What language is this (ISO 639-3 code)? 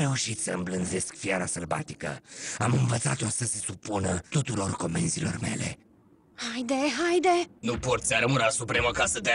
ron